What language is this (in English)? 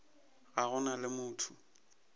Northern Sotho